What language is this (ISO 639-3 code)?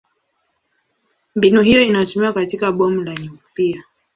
swa